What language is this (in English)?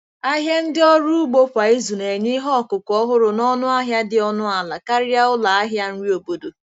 Igbo